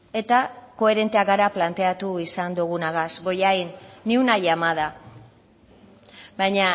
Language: Basque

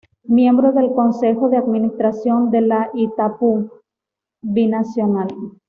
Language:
Spanish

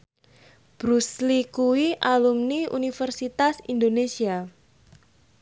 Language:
Javanese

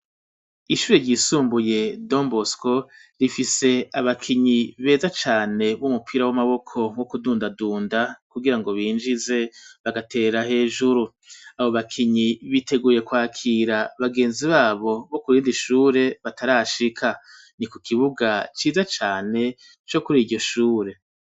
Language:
Rundi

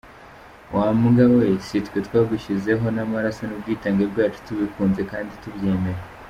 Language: Kinyarwanda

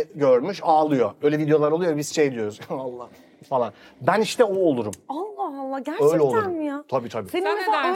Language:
Turkish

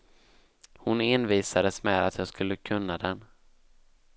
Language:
Swedish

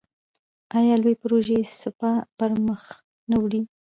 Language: Pashto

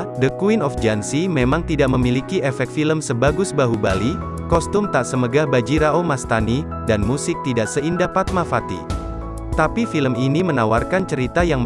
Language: Indonesian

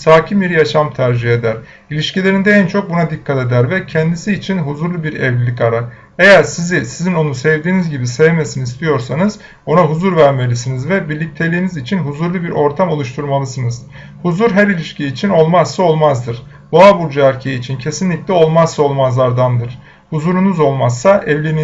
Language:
Turkish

